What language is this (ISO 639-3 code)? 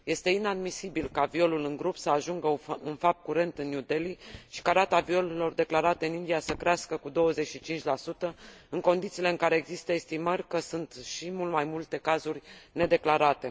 ron